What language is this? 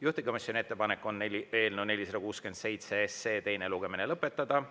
Estonian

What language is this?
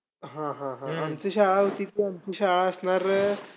Marathi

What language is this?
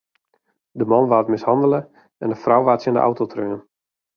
Western Frisian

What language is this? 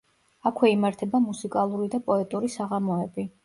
Georgian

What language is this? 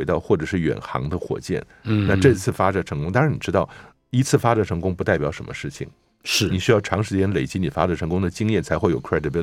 Chinese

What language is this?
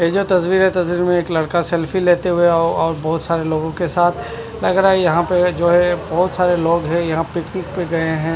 Hindi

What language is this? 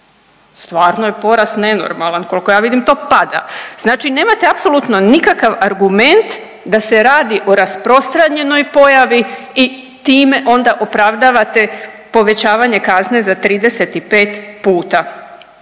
Croatian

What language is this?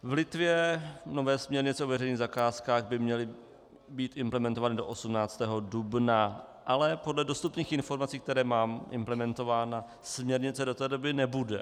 Czech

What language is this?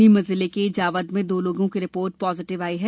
Hindi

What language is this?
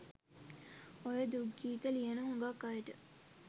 Sinhala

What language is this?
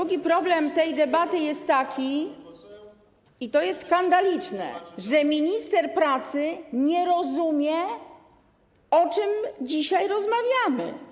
Polish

